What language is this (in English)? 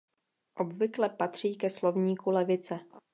Czech